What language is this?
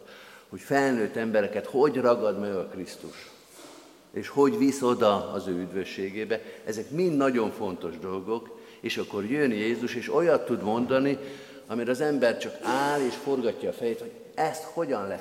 Hungarian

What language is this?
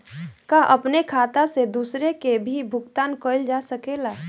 Bhojpuri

